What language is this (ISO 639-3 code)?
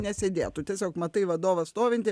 lit